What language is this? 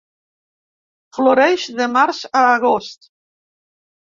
Catalan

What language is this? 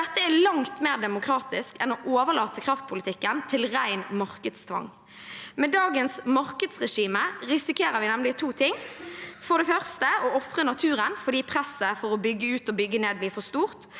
Norwegian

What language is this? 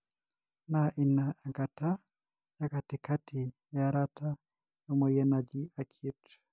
Masai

